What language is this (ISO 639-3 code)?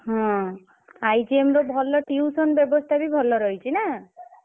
ori